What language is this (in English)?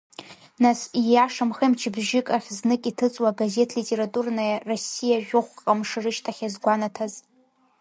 Abkhazian